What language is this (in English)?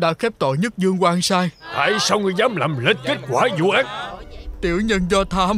Vietnamese